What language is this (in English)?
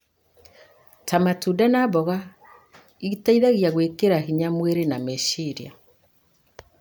Kikuyu